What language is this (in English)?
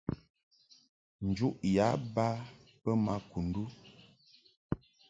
Mungaka